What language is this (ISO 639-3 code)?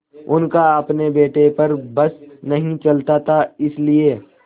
hin